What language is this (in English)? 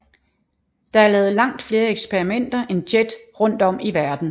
Danish